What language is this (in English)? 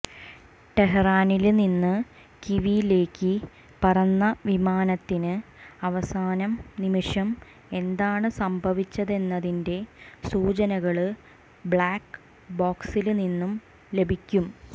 Malayalam